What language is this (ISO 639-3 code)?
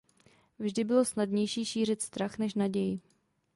ces